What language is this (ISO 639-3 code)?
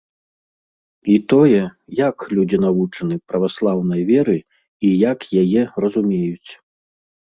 bel